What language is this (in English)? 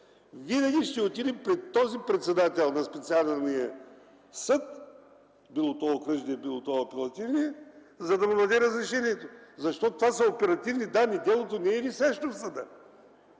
Bulgarian